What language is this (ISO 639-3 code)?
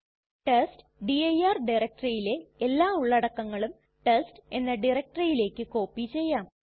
mal